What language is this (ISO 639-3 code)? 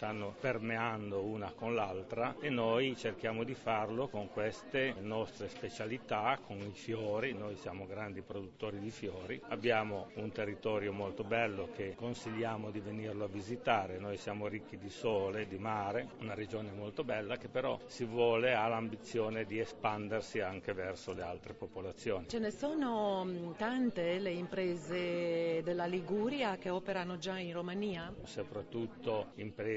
ita